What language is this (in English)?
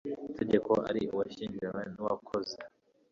Kinyarwanda